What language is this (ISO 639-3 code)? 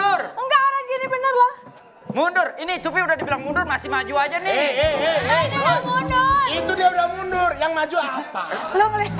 ind